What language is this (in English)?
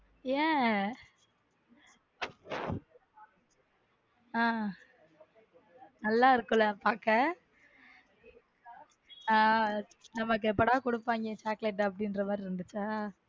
Tamil